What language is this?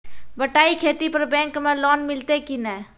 Maithili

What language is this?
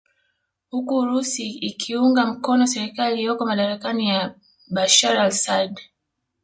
Swahili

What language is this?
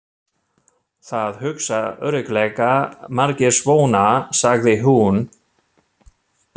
Icelandic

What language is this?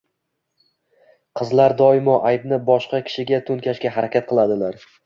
Uzbek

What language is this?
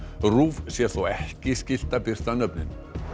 Icelandic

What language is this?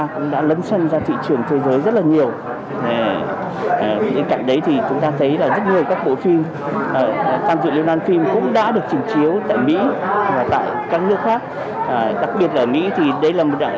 Vietnamese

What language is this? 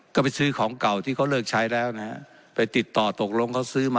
Thai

